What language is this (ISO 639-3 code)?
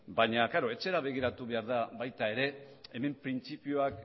eus